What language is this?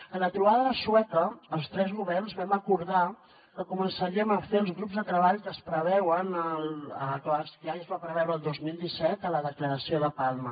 Catalan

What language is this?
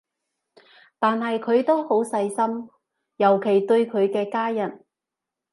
Cantonese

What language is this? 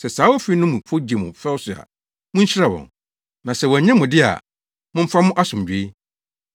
Akan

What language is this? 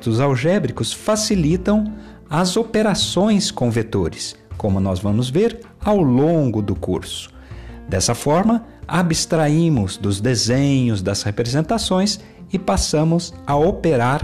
Portuguese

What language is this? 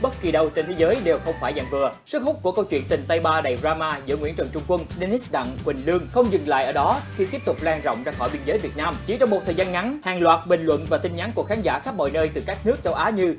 Vietnamese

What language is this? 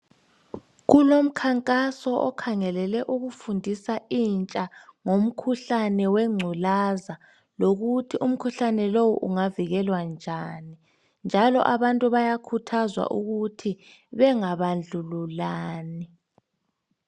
North Ndebele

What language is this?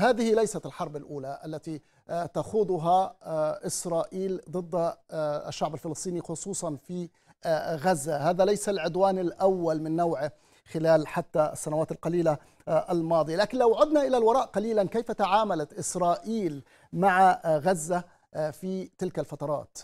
Arabic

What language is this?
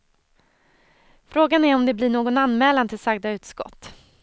Swedish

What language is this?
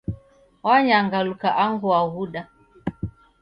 Taita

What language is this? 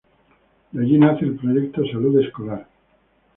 Spanish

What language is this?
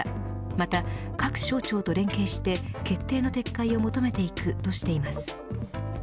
Japanese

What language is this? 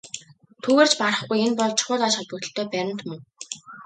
Mongolian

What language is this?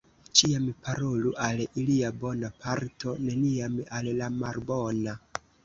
Esperanto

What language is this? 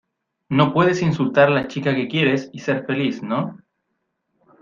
Spanish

